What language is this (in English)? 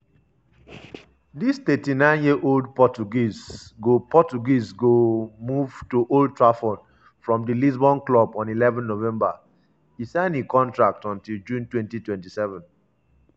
Nigerian Pidgin